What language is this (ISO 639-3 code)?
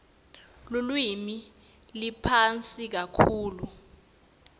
ssw